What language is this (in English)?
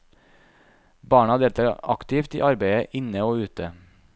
Norwegian